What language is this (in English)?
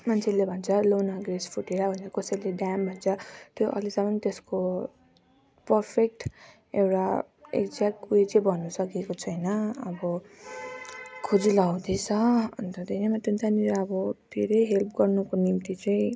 Nepali